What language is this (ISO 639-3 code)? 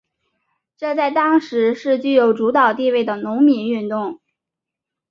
zho